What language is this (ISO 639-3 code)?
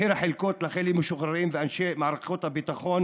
heb